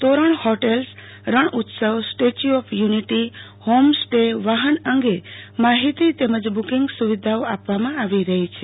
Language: Gujarati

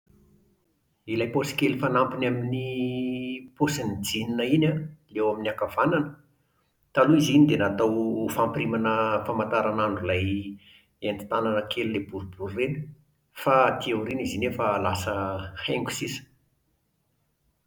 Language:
Malagasy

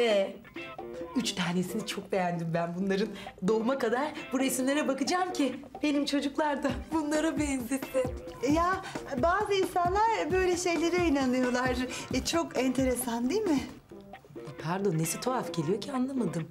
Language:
Turkish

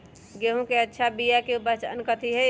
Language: Magahi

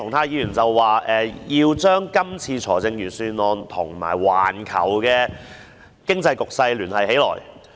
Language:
Cantonese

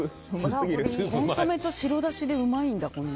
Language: Japanese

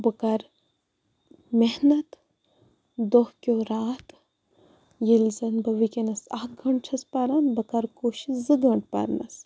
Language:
Kashmiri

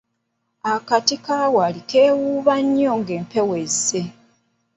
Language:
Ganda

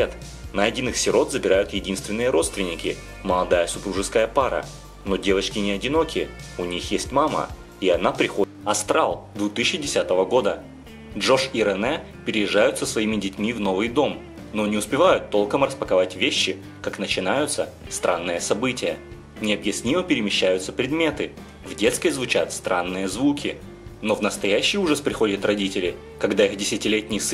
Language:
Russian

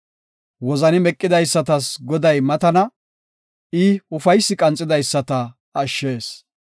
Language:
Gofa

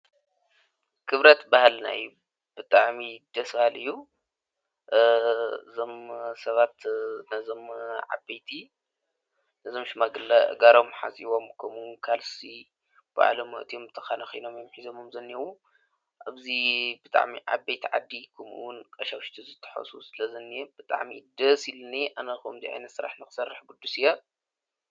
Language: Tigrinya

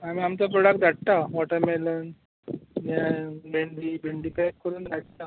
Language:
Konkani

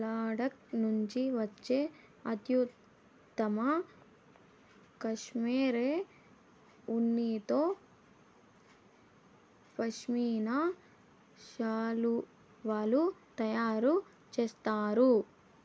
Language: Telugu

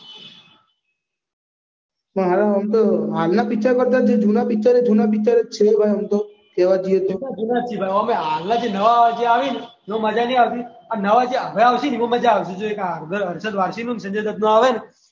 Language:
Gujarati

